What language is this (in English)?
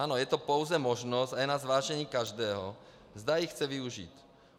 Czech